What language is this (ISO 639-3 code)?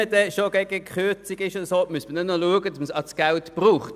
gsw